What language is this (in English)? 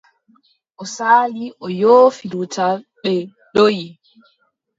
Adamawa Fulfulde